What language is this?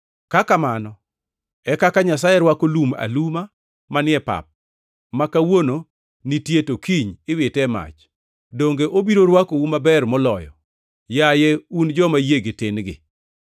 Luo (Kenya and Tanzania)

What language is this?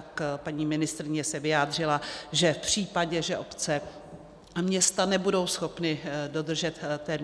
Czech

